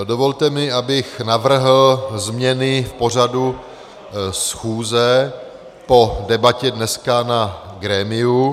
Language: Czech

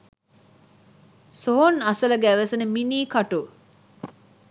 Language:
Sinhala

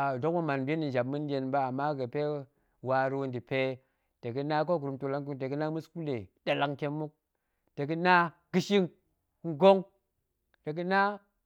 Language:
Goemai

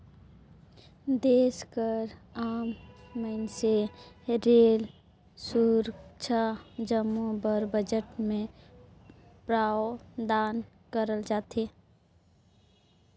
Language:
Chhattisgarhi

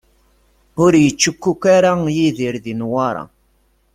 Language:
Kabyle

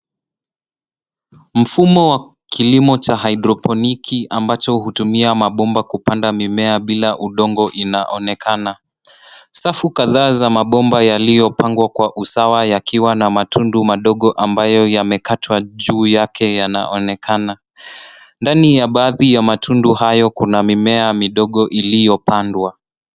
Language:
Swahili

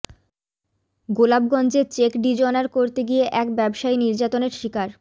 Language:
Bangla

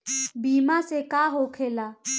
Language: Bhojpuri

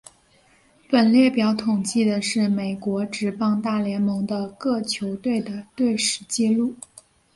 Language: Chinese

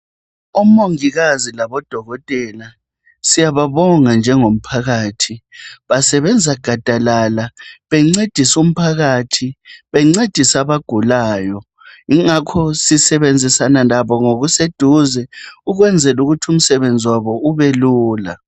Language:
North Ndebele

